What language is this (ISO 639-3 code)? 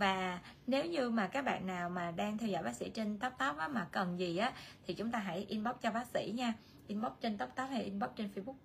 vie